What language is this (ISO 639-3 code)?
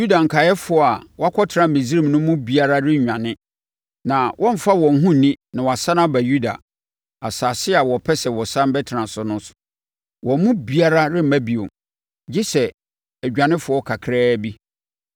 aka